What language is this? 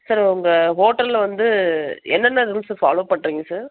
Tamil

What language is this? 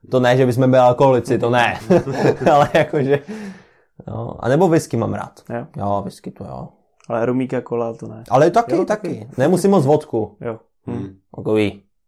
Czech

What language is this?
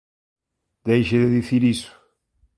Galician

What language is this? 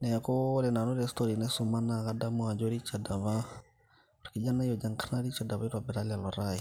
Masai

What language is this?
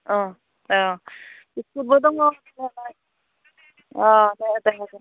Bodo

